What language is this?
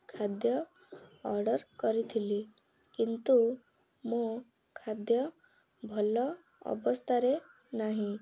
Odia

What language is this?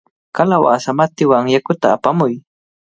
Cajatambo North Lima Quechua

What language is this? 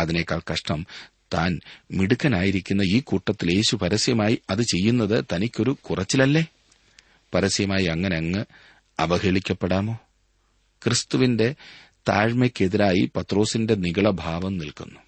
Malayalam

